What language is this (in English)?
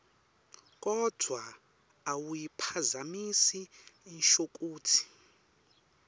Swati